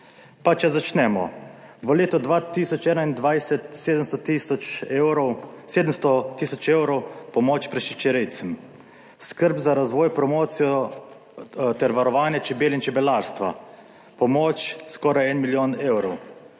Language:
Slovenian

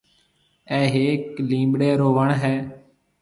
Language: Marwari (Pakistan)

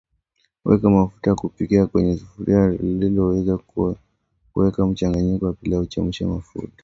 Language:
Swahili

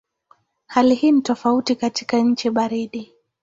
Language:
Swahili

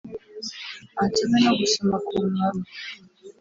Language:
Kinyarwanda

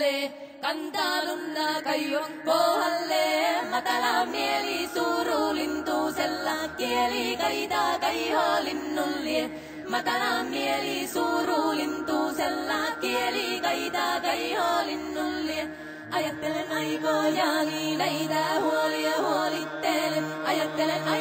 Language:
Arabic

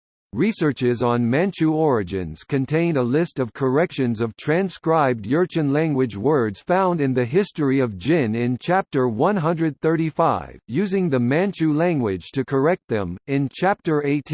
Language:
English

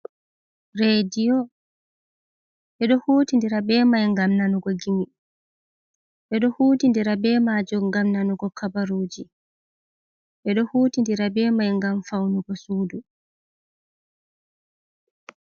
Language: Fula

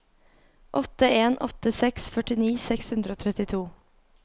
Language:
Norwegian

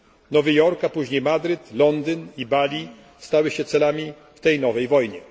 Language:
Polish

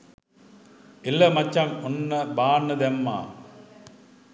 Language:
Sinhala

